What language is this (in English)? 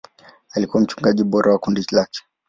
Swahili